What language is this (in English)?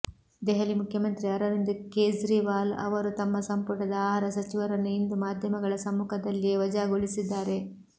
Kannada